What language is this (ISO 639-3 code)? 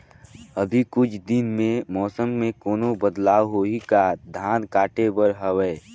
hne